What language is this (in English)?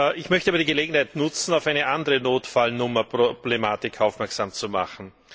German